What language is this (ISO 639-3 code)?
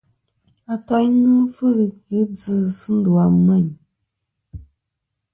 bkm